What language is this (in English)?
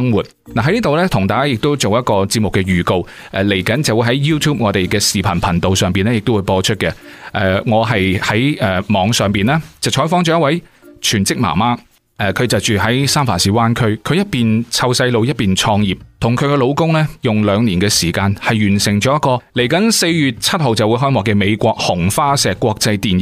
Chinese